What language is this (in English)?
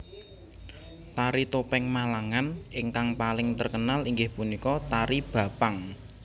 Javanese